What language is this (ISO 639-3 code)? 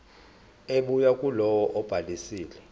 zul